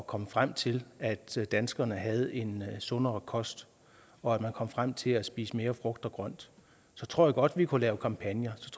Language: Danish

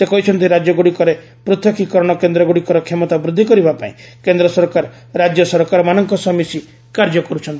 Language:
Odia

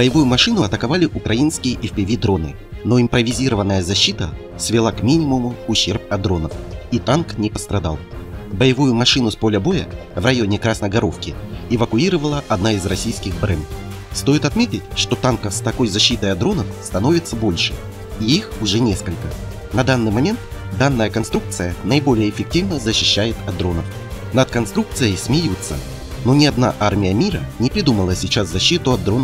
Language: Russian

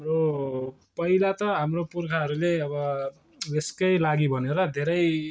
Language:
Nepali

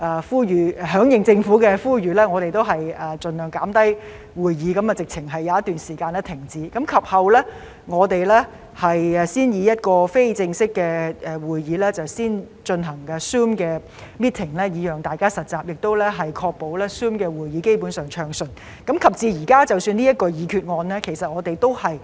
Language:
Cantonese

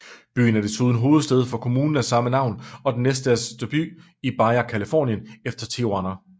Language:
Danish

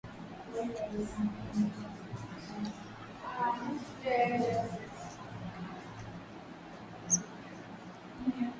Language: Swahili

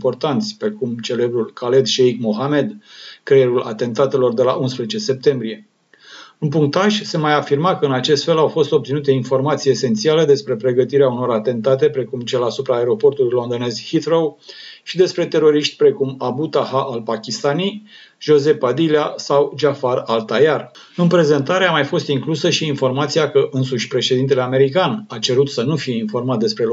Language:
Romanian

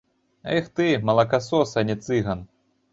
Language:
Belarusian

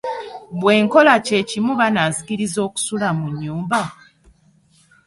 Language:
Ganda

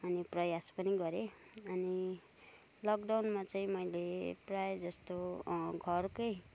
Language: Nepali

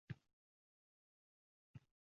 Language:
Uzbek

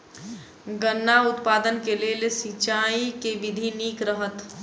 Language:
Maithili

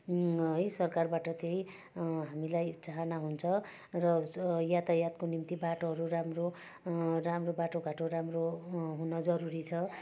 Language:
Nepali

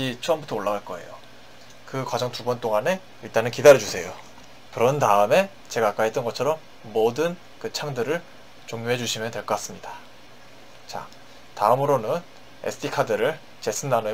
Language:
Korean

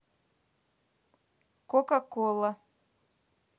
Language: Russian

